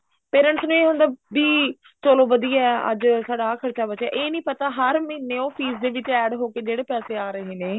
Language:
Punjabi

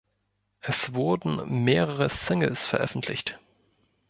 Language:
German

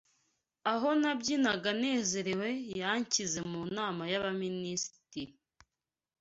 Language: Kinyarwanda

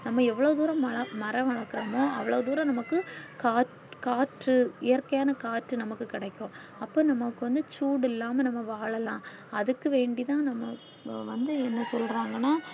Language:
Tamil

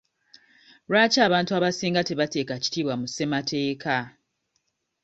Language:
Ganda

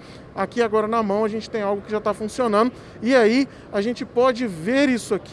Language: Portuguese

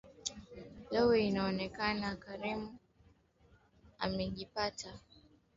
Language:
Swahili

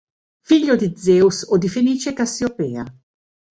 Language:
Italian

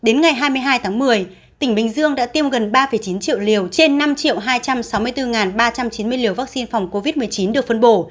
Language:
Vietnamese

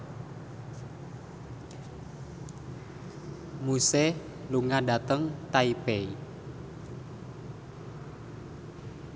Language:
Javanese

